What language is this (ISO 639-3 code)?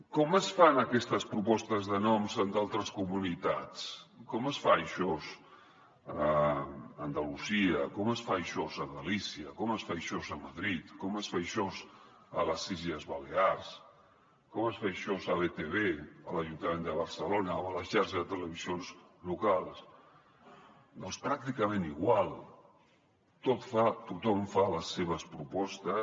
cat